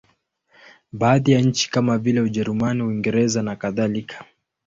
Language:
Swahili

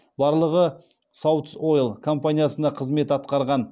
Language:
Kazakh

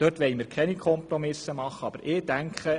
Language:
Swiss German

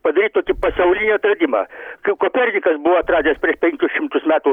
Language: Lithuanian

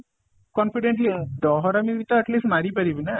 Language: Odia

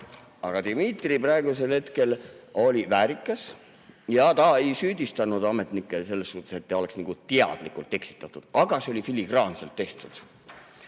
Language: Estonian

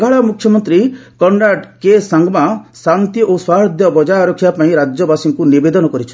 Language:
Odia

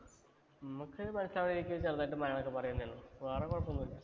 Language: Malayalam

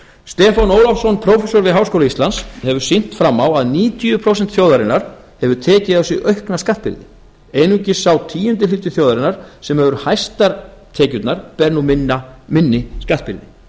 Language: Icelandic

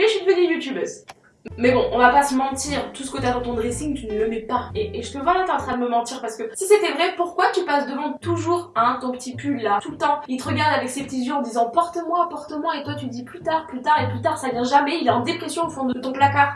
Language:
French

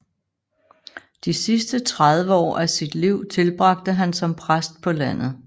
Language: Danish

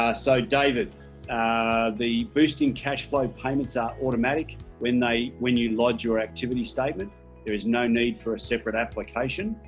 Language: English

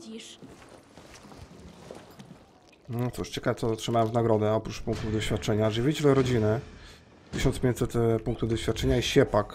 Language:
Polish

